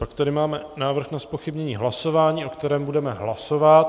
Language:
Czech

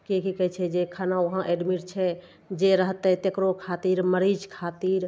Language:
Maithili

